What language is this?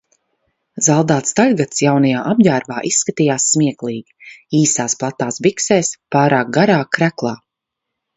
Latvian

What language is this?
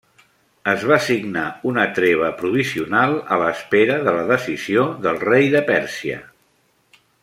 Catalan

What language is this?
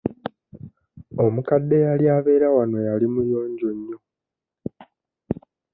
Ganda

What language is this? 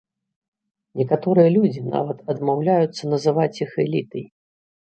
Belarusian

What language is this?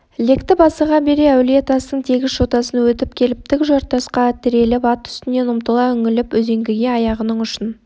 Kazakh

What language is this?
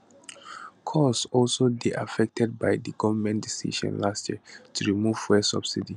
Nigerian Pidgin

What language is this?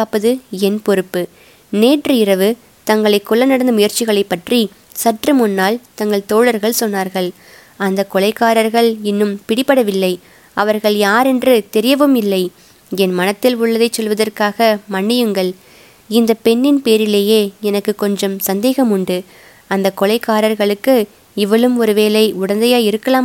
Tamil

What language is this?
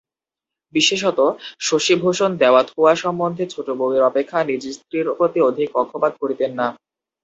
Bangla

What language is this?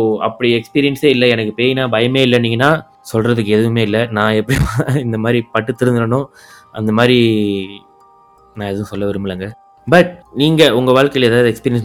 Tamil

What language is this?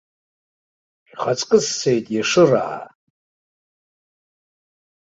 Abkhazian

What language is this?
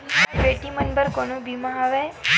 Chhattisgarhi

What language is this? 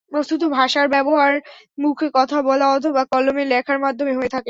Bangla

